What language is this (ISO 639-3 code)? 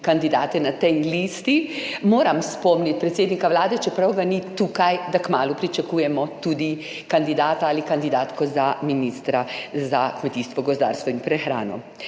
slv